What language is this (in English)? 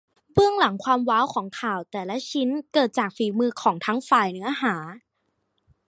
Thai